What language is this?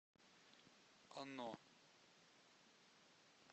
Russian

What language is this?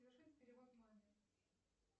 Russian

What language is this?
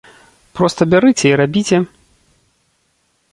Belarusian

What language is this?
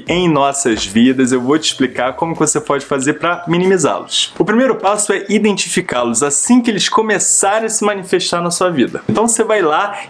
Portuguese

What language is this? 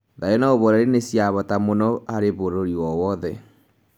Kikuyu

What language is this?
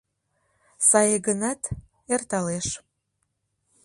Mari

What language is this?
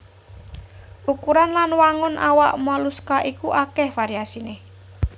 Javanese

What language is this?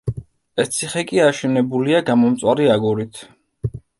Georgian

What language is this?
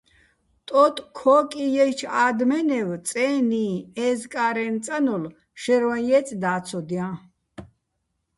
Bats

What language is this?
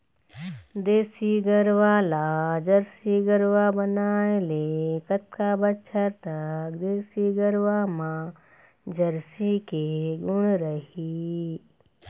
Chhattisgarhi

